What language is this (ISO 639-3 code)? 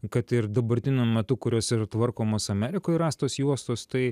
lit